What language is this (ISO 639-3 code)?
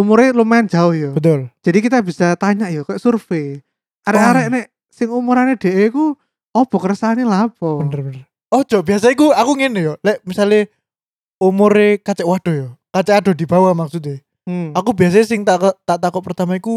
ind